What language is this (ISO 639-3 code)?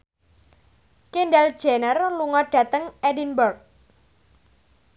jav